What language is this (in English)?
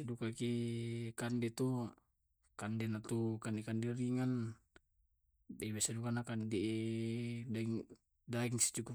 Tae'